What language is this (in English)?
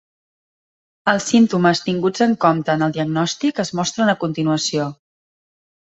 Catalan